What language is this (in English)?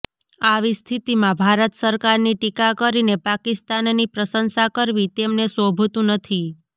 Gujarati